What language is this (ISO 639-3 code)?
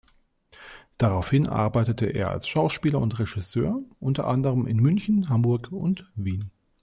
deu